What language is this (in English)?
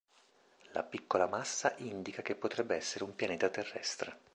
Italian